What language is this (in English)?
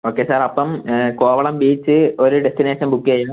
Malayalam